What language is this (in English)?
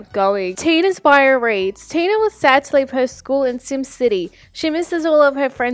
English